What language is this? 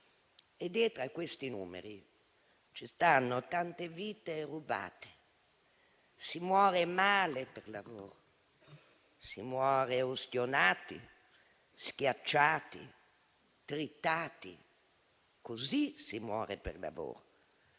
Italian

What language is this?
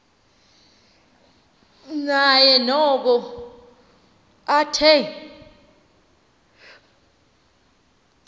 Xhosa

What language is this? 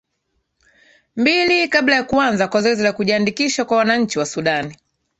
Swahili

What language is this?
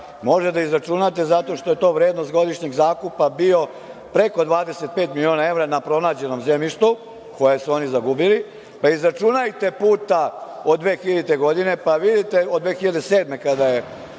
Serbian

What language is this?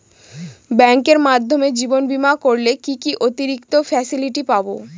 Bangla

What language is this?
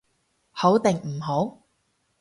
Cantonese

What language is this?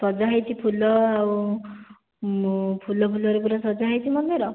Odia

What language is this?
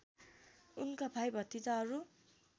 Nepali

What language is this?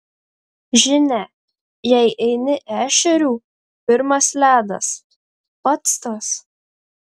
Lithuanian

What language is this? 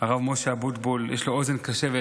Hebrew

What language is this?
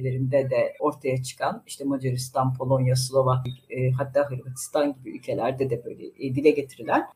Turkish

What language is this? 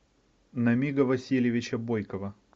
Russian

